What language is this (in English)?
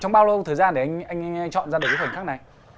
Vietnamese